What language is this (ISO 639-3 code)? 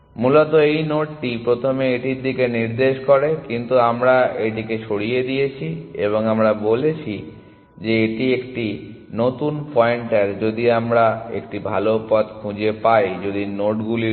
ben